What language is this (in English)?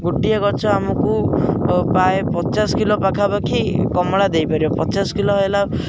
Odia